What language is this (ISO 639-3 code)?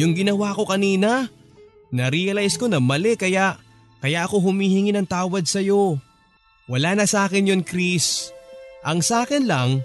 fil